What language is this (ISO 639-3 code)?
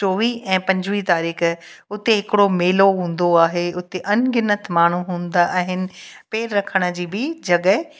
snd